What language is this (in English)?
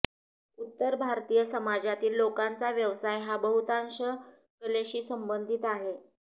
Marathi